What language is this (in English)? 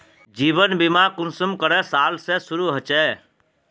Magahi